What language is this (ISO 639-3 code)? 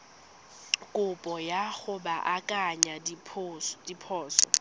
tsn